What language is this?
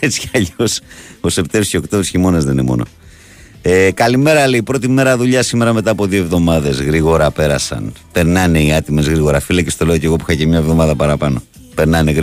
Greek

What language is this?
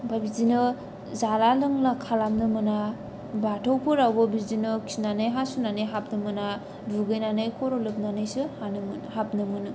Bodo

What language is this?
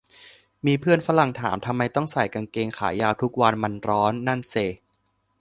Thai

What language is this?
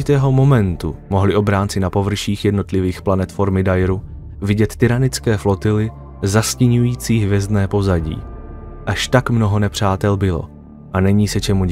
Czech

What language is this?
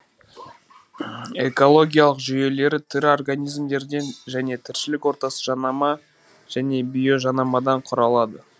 Kazakh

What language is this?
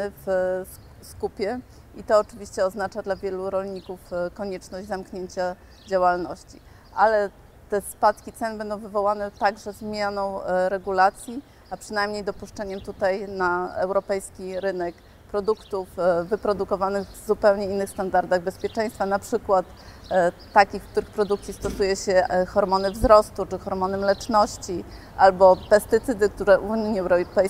Polish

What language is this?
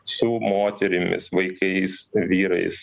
Lithuanian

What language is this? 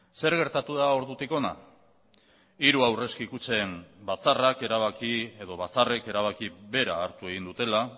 Basque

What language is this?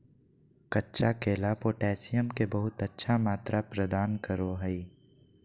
Magahi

